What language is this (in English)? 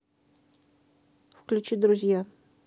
Russian